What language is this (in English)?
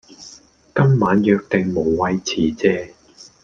Cantonese